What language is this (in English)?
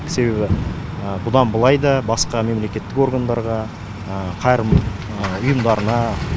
Kazakh